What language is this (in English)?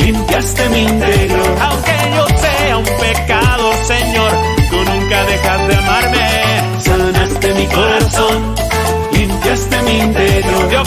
Spanish